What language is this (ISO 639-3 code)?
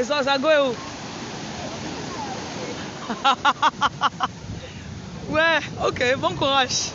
fra